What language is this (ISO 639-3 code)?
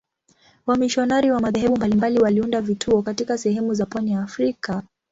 swa